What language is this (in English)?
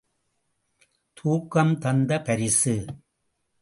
Tamil